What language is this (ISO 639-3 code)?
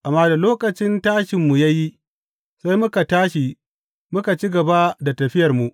hau